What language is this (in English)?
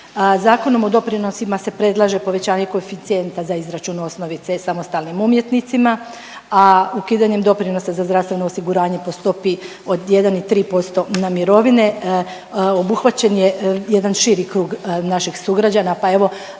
Croatian